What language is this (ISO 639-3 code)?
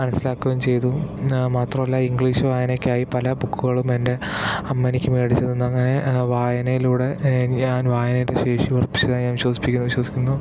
mal